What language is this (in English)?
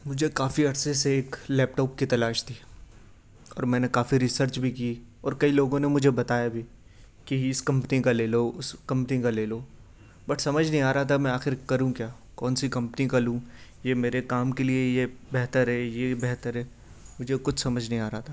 Urdu